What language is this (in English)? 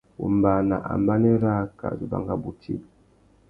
Tuki